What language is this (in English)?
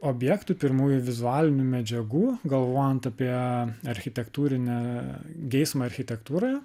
Lithuanian